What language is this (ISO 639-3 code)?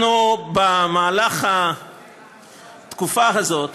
heb